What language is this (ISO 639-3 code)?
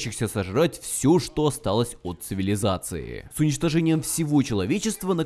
rus